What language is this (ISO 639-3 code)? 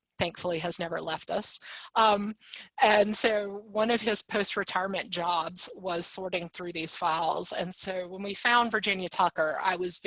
eng